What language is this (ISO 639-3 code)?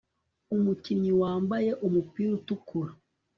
kin